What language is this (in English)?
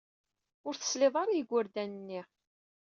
Kabyle